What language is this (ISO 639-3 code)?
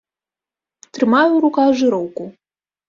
bel